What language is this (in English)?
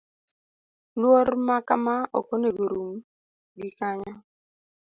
Luo (Kenya and Tanzania)